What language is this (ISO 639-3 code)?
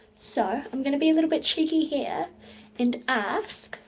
eng